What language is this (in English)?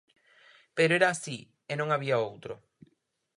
Galician